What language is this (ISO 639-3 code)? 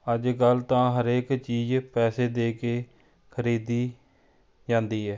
pan